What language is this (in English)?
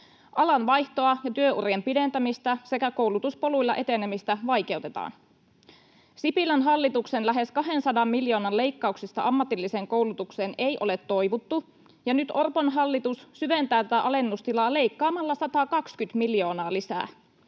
Finnish